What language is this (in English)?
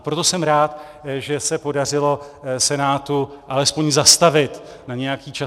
Czech